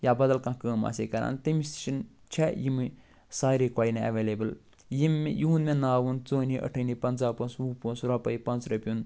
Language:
Kashmiri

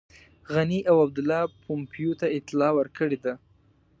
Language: Pashto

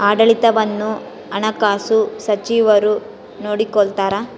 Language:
Kannada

